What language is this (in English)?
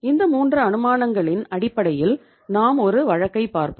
Tamil